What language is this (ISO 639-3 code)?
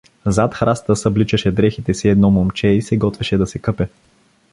bul